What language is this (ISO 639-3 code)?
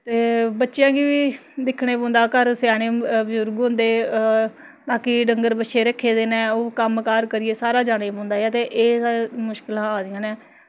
doi